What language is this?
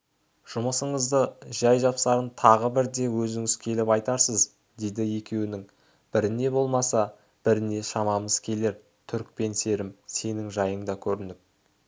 Kazakh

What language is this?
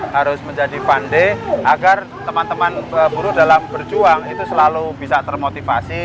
Indonesian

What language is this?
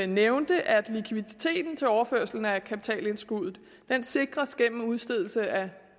Danish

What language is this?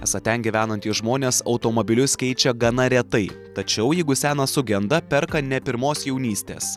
Lithuanian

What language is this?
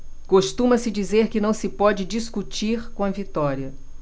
Portuguese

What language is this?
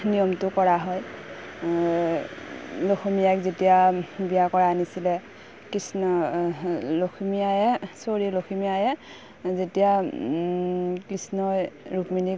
Assamese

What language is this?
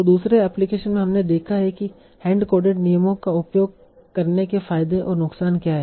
Hindi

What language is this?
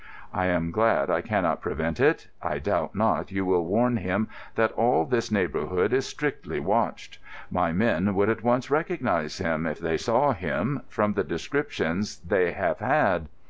English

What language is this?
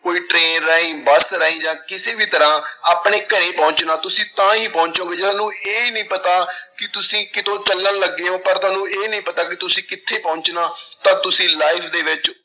Punjabi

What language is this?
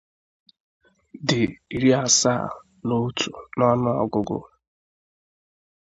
Igbo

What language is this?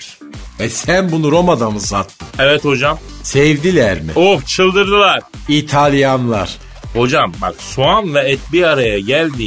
Turkish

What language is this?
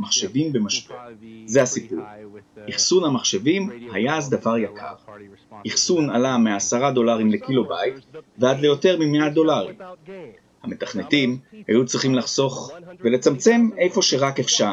Hebrew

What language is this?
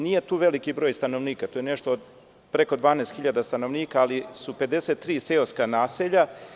Serbian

